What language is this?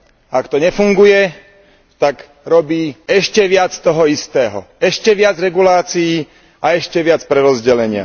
Slovak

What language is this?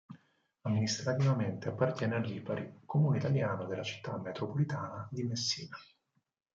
Italian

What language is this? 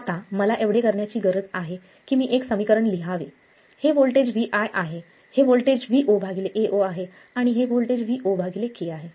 Marathi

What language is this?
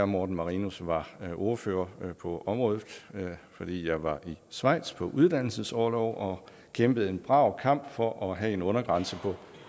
Danish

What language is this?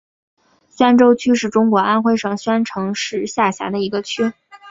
Chinese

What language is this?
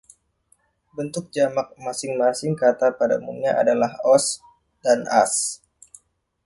Indonesian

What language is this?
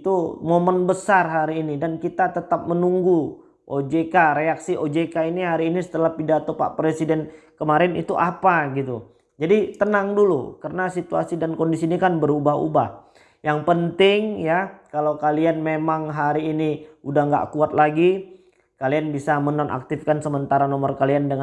Indonesian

